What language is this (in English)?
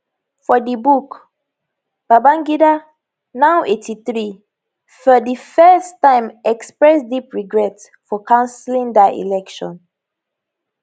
Nigerian Pidgin